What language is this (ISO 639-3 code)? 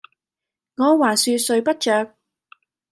yue